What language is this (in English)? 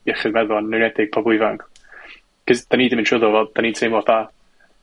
Welsh